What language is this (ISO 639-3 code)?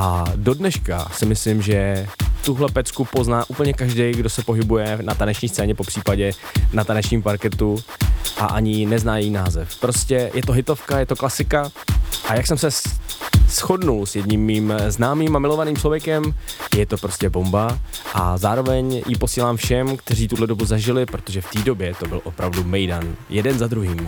ces